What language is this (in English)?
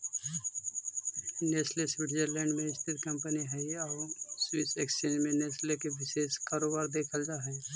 Magahi